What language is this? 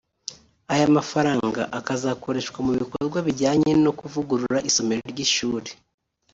Kinyarwanda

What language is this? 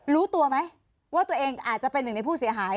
Thai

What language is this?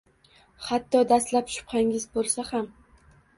Uzbek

